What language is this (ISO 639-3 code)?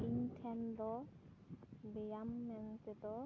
sat